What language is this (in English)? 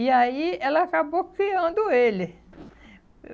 Portuguese